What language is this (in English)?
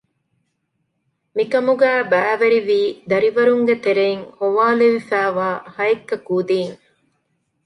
Divehi